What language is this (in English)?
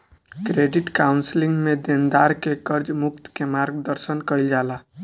Bhojpuri